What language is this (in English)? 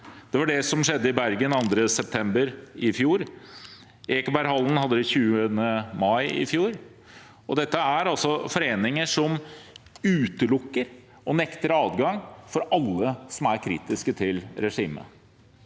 Norwegian